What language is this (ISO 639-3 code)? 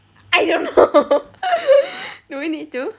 eng